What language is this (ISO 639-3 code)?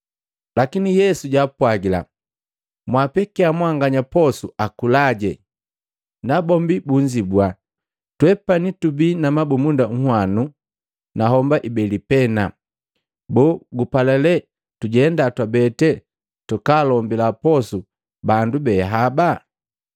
mgv